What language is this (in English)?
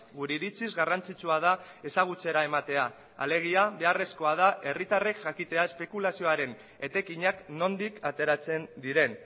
Basque